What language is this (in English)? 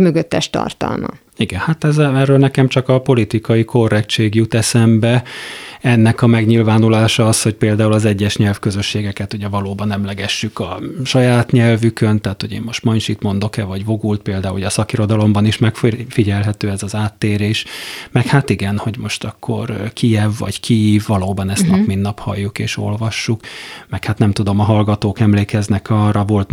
Hungarian